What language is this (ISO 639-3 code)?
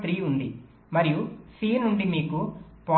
tel